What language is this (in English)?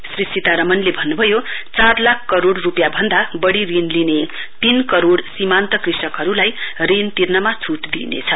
Nepali